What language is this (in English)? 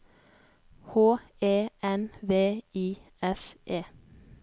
Norwegian